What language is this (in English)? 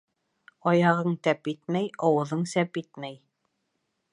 Bashkir